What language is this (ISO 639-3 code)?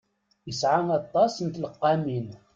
kab